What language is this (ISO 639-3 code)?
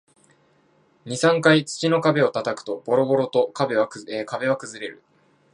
jpn